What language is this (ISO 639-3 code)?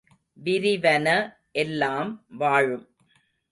tam